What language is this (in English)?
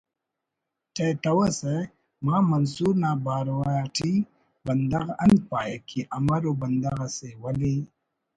Brahui